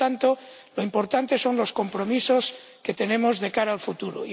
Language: Spanish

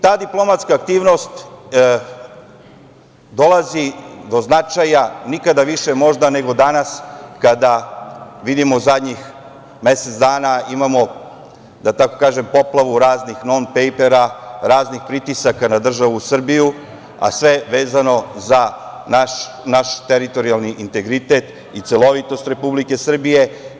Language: Serbian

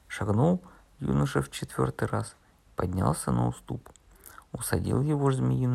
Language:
Russian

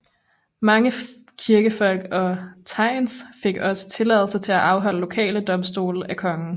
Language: Danish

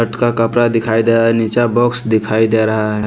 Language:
Hindi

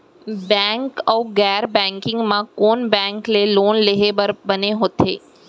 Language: Chhattisgarhi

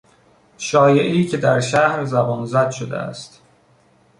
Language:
Persian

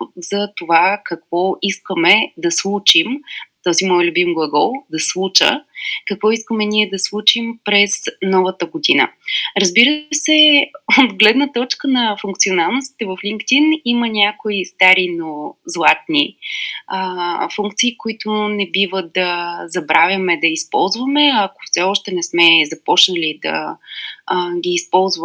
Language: Bulgarian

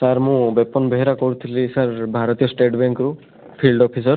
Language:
Odia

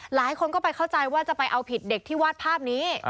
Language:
Thai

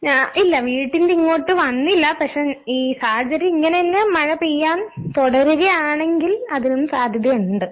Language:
Malayalam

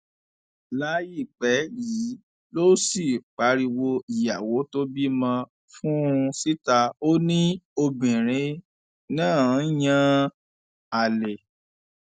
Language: Yoruba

